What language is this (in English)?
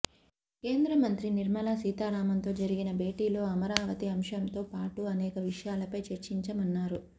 Telugu